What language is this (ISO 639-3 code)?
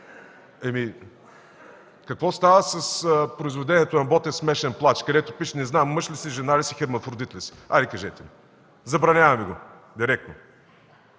bul